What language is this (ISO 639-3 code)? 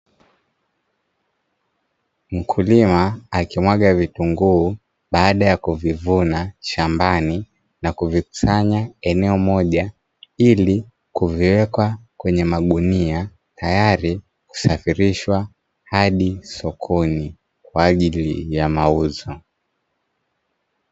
swa